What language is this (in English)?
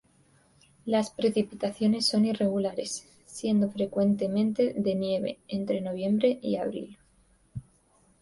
Spanish